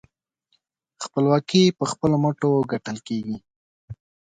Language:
Pashto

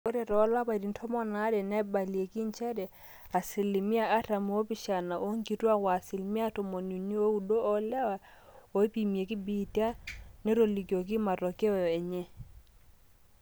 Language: Masai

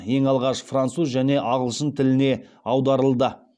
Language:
Kazakh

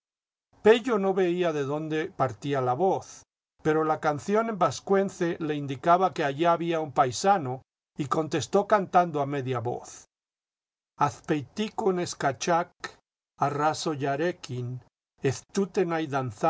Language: Spanish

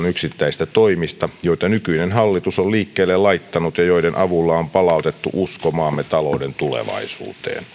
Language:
Finnish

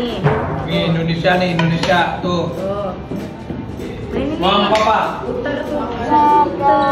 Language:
Indonesian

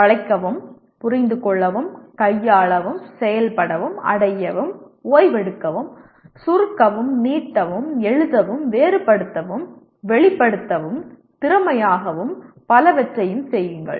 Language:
Tamil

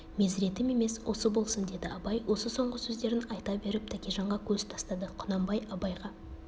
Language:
Kazakh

